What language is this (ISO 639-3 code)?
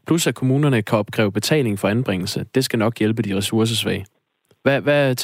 dan